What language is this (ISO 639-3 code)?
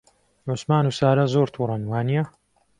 ckb